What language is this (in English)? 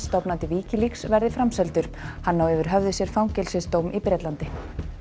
Icelandic